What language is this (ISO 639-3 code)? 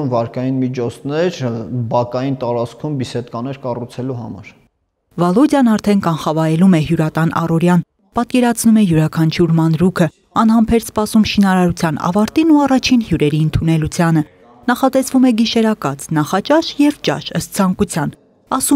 ron